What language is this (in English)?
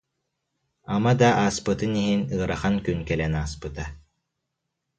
Yakut